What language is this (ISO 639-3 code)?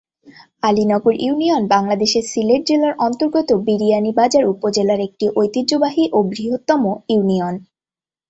ben